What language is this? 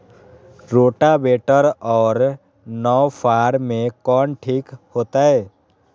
Magahi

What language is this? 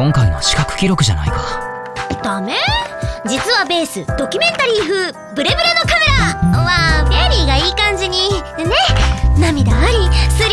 Japanese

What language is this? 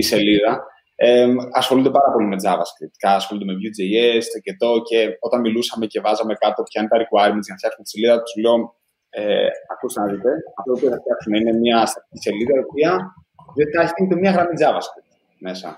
Greek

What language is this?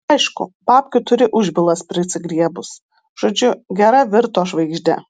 Lithuanian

